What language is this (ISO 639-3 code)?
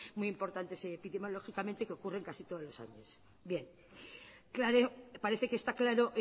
spa